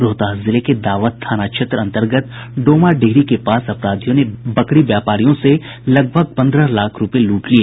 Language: Hindi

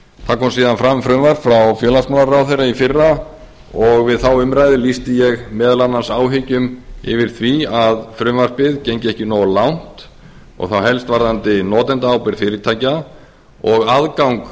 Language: Icelandic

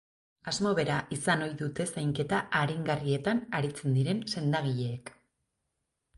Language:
Basque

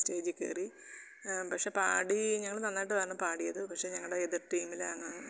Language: Malayalam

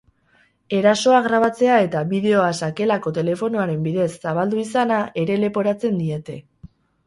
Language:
Basque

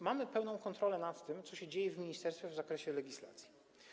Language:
Polish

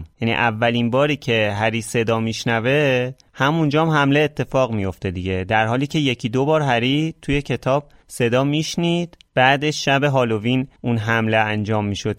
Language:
Persian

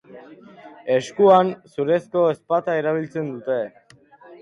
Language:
Basque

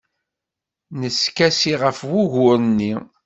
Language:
Kabyle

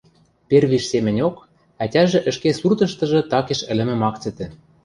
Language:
Western Mari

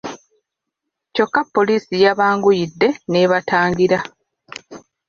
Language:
Ganda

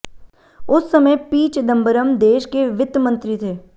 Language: Hindi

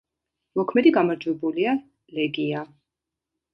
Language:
Georgian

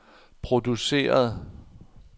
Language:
Danish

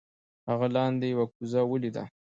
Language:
Pashto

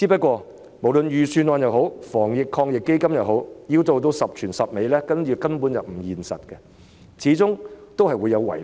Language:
Cantonese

